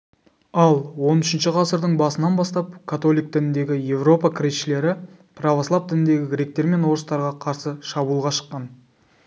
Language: Kazakh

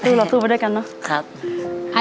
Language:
Thai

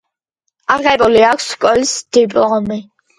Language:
Georgian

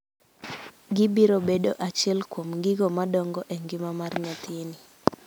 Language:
Luo (Kenya and Tanzania)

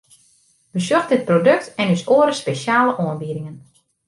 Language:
Western Frisian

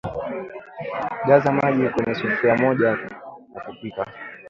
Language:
Swahili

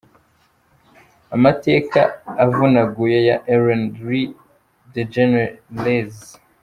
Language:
Kinyarwanda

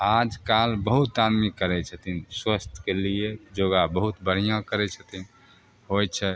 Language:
Maithili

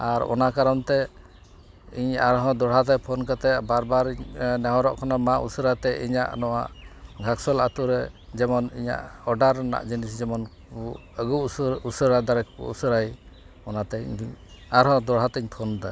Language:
Santali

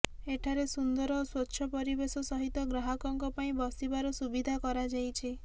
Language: Odia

